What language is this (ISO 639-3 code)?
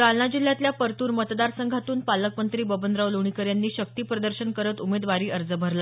mar